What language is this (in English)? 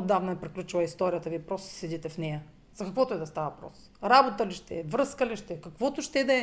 Bulgarian